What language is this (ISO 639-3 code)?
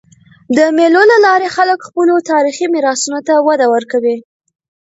pus